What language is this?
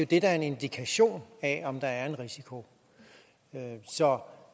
Danish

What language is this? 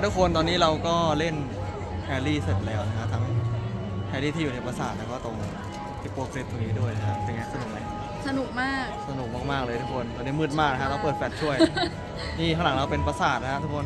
Thai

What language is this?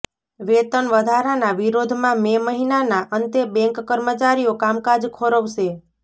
Gujarati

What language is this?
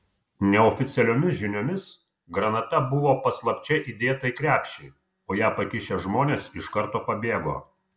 Lithuanian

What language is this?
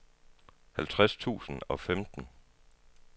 Danish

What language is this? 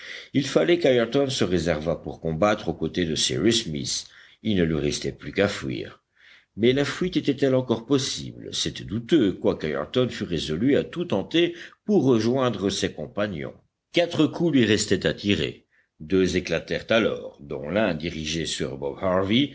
French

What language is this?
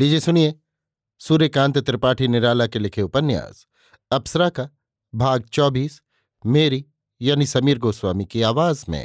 Hindi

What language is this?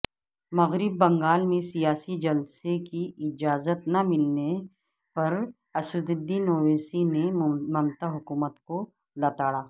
Urdu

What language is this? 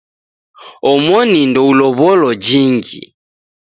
Taita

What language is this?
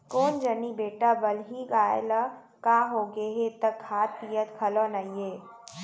Chhattisgarhi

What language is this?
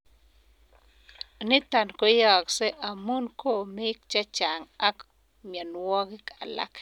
Kalenjin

